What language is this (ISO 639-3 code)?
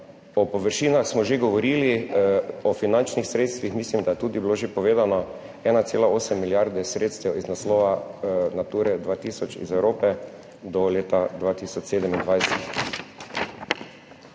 slv